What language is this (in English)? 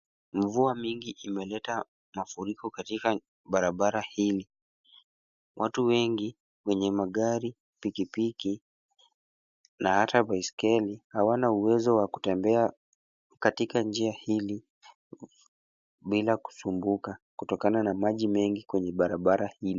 Swahili